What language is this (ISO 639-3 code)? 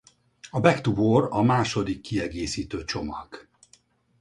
hun